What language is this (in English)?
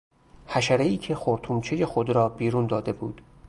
Persian